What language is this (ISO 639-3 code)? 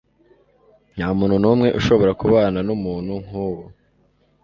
kin